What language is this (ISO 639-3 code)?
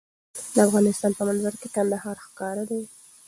pus